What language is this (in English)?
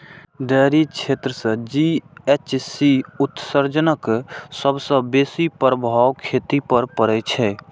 Maithili